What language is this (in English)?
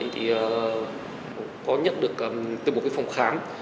Vietnamese